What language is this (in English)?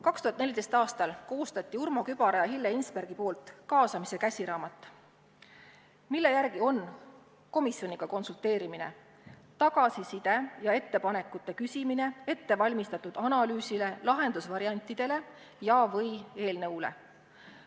Estonian